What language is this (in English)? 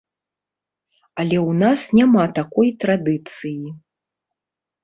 Belarusian